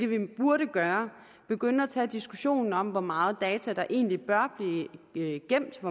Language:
Danish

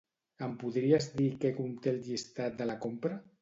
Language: Catalan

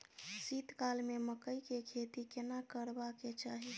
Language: Maithili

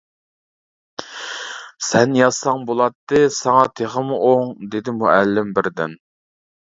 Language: Uyghur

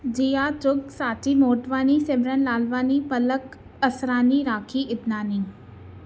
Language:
Sindhi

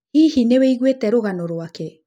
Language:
Kikuyu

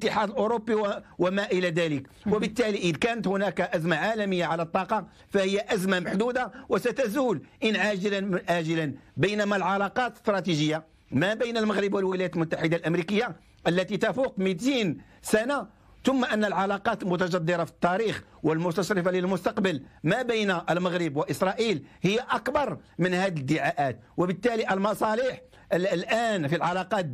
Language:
Arabic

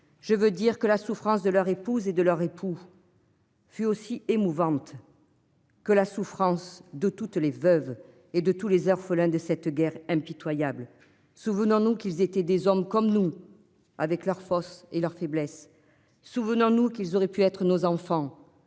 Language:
French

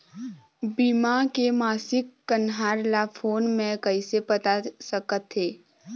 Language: Chhattisgarhi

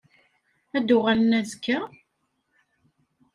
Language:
Kabyle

